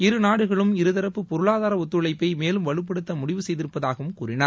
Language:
Tamil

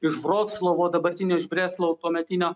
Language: Lithuanian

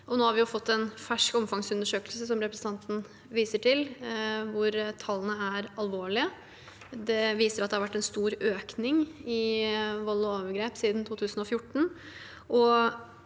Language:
Norwegian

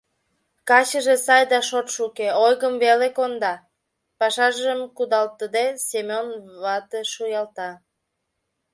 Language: Mari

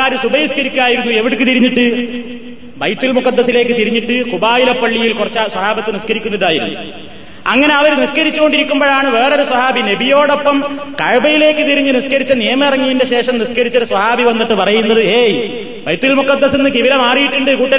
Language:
Malayalam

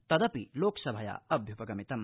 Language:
Sanskrit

